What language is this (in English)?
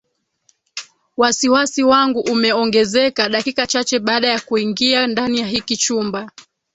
Swahili